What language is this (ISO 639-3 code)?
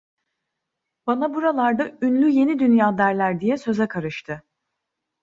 tur